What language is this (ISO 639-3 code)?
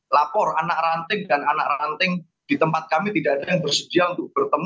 ind